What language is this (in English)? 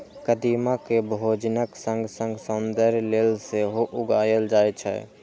Maithili